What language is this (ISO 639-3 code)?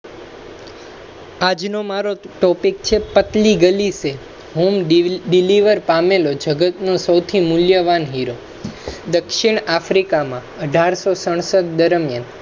guj